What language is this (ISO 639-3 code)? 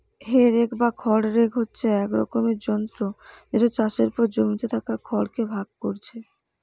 ben